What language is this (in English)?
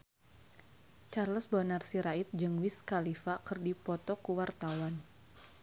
Sundanese